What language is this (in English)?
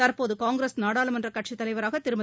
Tamil